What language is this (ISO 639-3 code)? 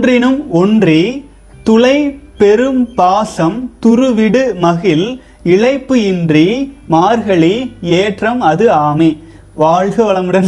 tam